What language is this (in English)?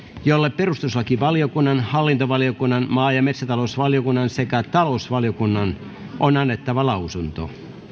Finnish